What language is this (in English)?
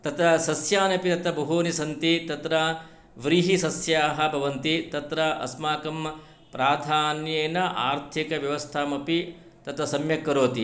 Sanskrit